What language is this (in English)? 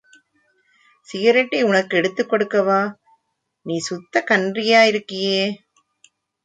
Tamil